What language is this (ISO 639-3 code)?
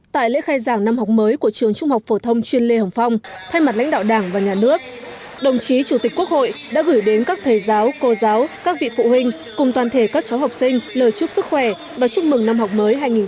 vie